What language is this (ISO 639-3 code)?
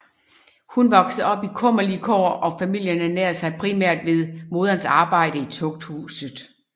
dan